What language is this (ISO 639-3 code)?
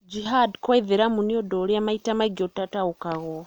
kik